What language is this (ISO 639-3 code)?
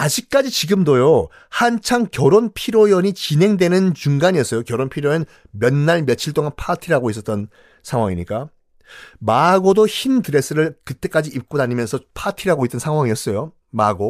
kor